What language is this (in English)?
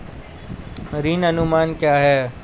Hindi